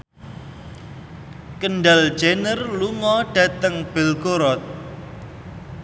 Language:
Javanese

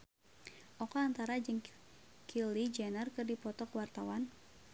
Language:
Sundanese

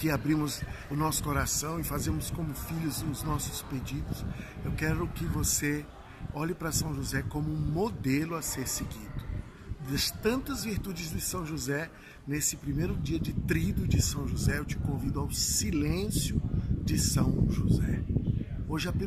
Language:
Portuguese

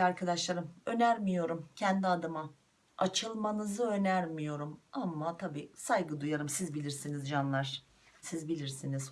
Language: Turkish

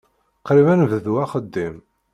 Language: Kabyle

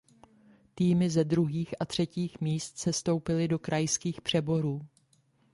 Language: Czech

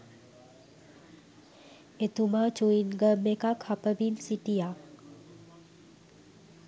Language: Sinhala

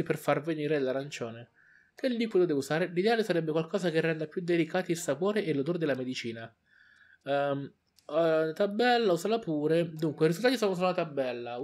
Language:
Italian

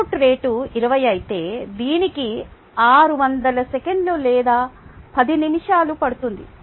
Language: Telugu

